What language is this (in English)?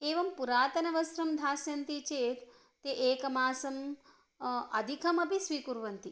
Sanskrit